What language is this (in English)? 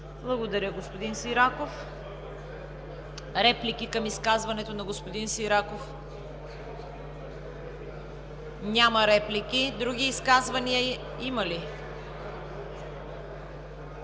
Bulgarian